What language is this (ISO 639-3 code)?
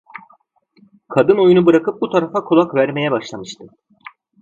tur